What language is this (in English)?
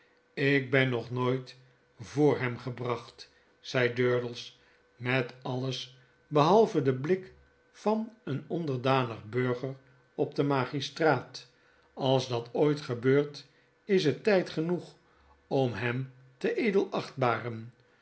Dutch